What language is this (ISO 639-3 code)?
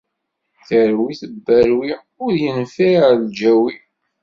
kab